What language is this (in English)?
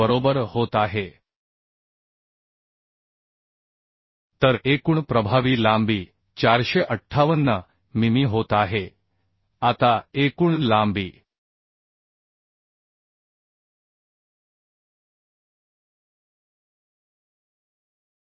Marathi